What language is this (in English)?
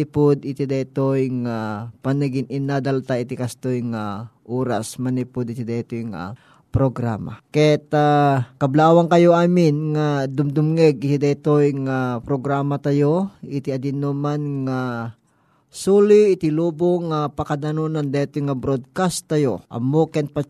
Filipino